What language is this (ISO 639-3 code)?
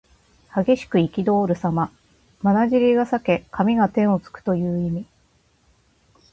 jpn